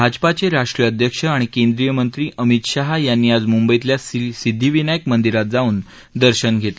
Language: Marathi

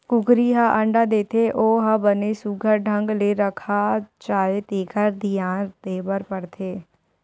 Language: Chhattisgarhi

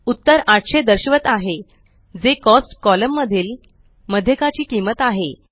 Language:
Marathi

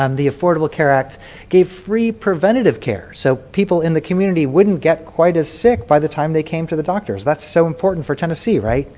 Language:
English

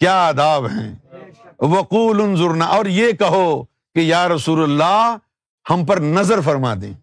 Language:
Urdu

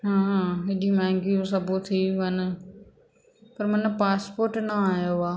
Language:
Sindhi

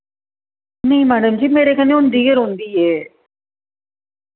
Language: Dogri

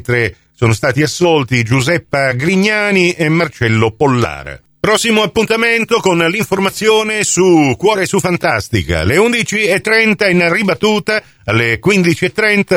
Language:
Italian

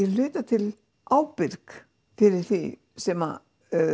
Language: Icelandic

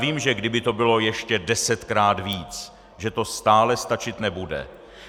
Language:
Czech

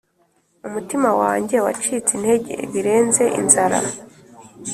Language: Kinyarwanda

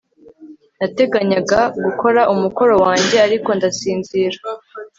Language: Kinyarwanda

